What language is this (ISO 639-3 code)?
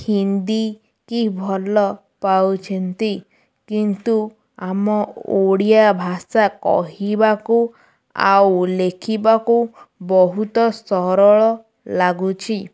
ori